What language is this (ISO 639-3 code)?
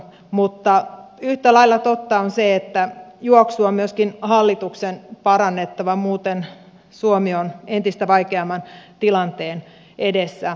fin